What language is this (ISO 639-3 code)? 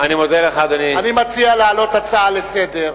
heb